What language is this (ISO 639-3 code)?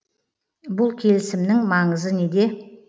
kaz